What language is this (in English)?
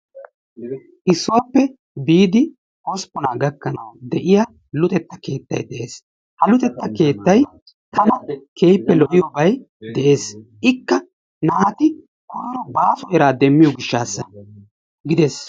Wolaytta